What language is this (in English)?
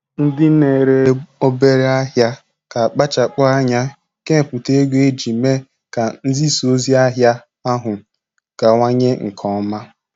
Igbo